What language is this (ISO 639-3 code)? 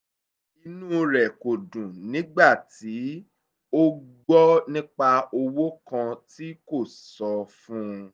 yor